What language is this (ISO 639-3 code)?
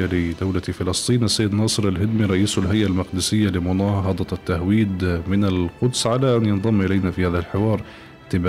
ara